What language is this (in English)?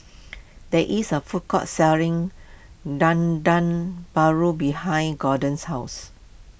English